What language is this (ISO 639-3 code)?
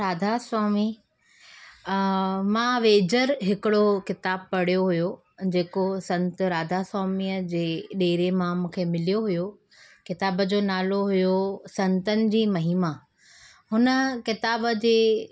snd